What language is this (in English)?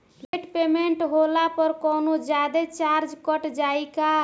Bhojpuri